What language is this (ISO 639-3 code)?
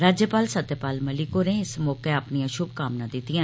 doi